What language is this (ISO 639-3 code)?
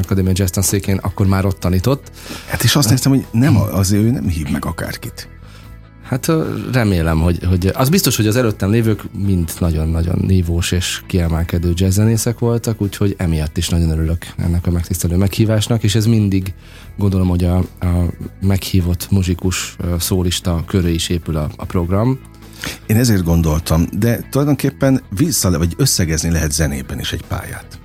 hun